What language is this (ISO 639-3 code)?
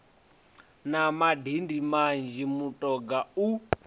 ven